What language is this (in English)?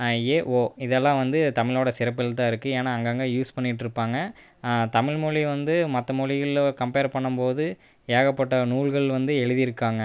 Tamil